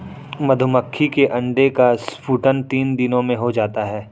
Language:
Hindi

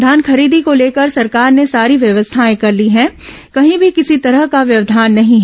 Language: Hindi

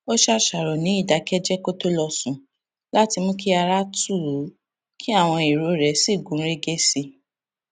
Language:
Yoruba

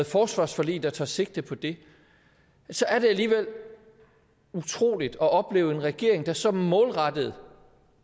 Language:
Danish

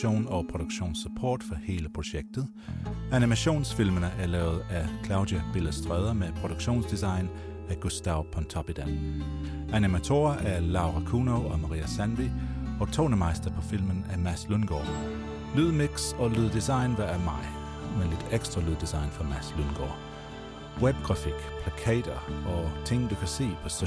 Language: Danish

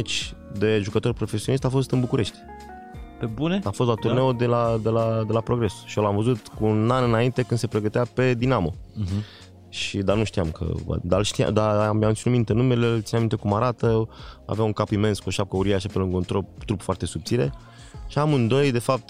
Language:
Romanian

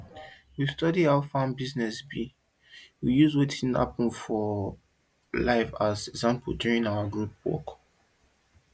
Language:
Nigerian Pidgin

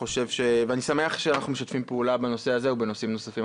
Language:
Hebrew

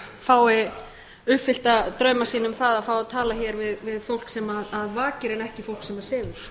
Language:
Icelandic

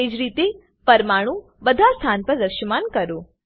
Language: Gujarati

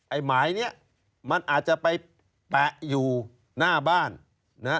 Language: Thai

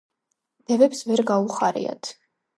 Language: Georgian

